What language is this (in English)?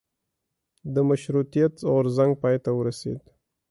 Pashto